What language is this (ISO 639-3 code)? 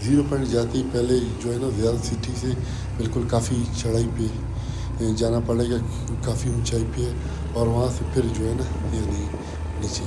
ara